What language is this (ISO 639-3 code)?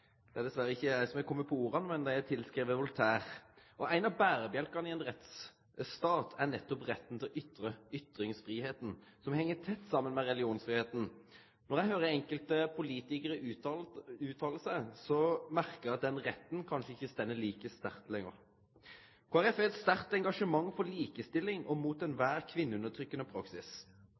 nno